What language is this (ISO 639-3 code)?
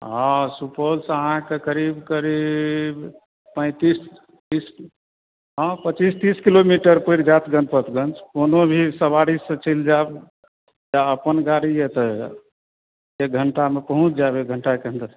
mai